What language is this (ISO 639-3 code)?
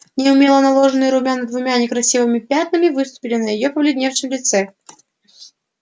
rus